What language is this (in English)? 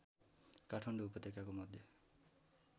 Nepali